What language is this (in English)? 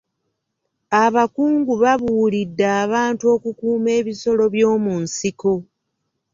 Ganda